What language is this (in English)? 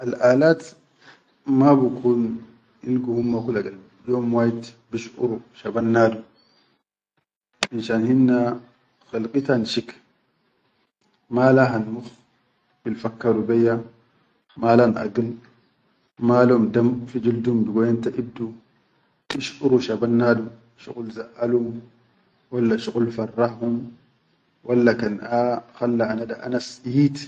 Chadian Arabic